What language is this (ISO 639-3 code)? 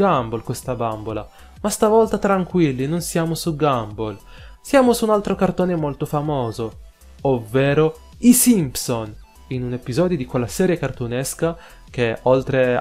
ita